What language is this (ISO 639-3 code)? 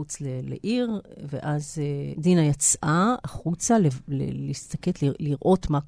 heb